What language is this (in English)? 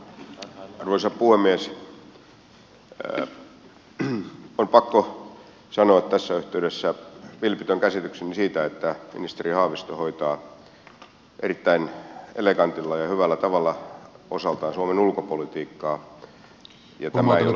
Finnish